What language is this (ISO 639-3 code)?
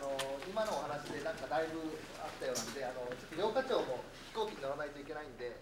jpn